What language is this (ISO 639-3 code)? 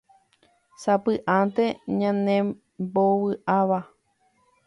grn